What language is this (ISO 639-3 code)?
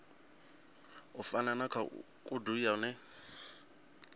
ven